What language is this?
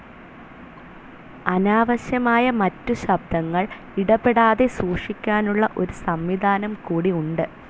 Malayalam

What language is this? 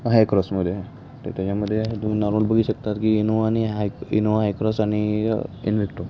Marathi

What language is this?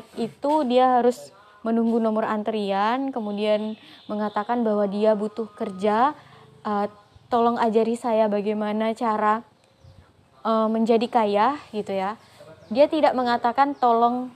Indonesian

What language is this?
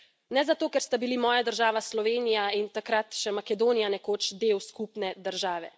Slovenian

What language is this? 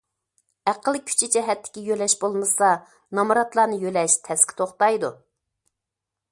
Uyghur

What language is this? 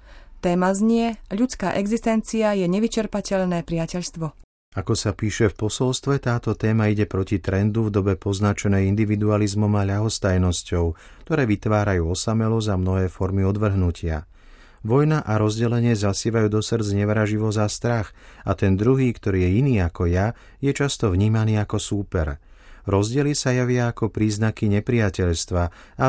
Slovak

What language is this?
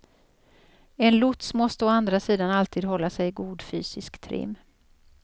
Swedish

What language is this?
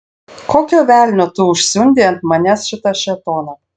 Lithuanian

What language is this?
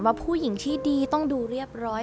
Thai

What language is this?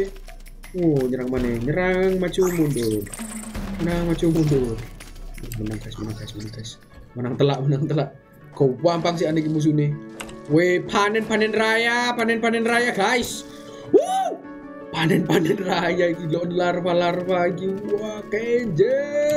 Indonesian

